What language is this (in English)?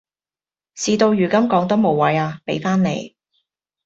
Cantonese